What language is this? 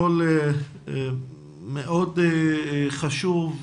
Hebrew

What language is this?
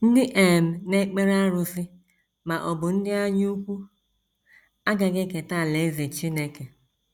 Igbo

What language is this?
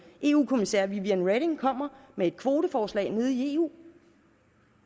Danish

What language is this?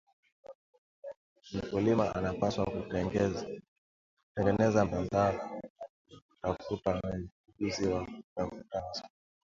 Swahili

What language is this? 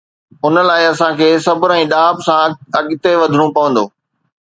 Sindhi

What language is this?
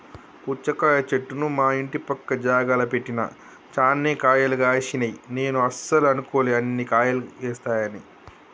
Telugu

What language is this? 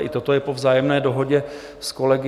Czech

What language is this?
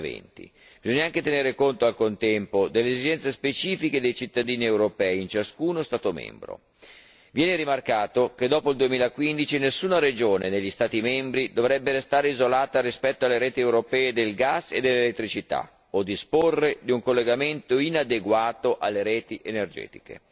Italian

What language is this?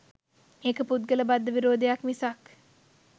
Sinhala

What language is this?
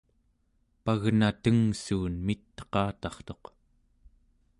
Central Yupik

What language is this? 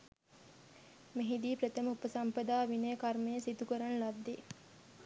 Sinhala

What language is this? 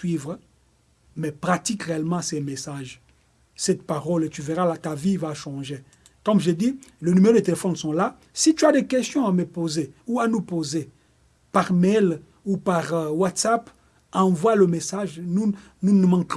French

